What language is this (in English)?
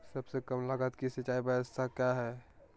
Magahi